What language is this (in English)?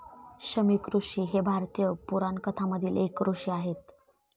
Marathi